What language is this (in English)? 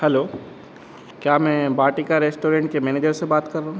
Hindi